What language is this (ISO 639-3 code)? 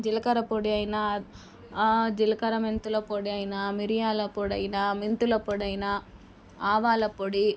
tel